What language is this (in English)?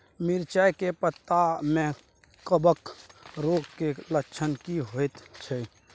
Maithili